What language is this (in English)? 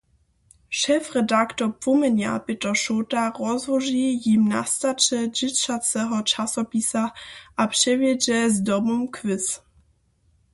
Upper Sorbian